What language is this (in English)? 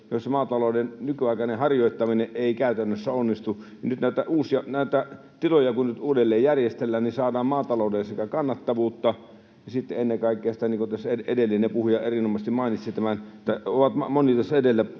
Finnish